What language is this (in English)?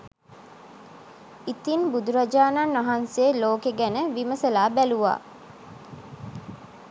Sinhala